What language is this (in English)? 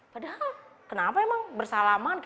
Indonesian